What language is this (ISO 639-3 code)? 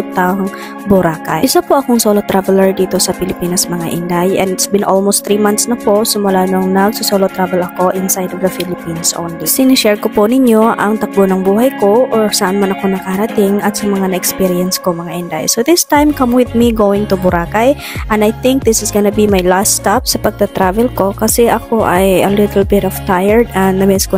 fil